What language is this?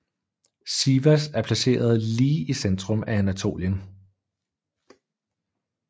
Danish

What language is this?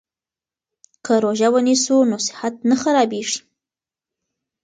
Pashto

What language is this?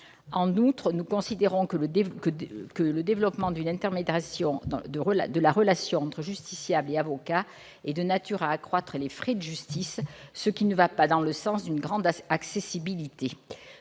French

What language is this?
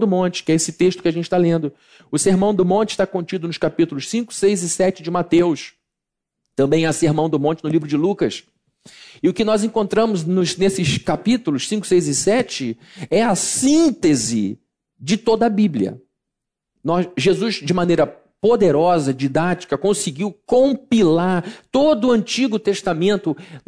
Portuguese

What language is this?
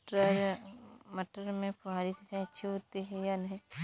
Hindi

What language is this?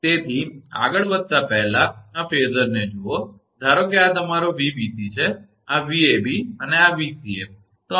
Gujarati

